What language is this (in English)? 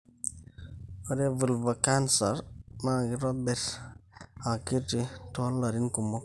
Masai